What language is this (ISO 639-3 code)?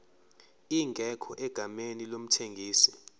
zul